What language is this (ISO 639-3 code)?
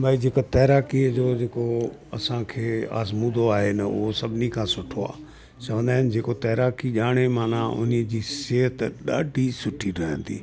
snd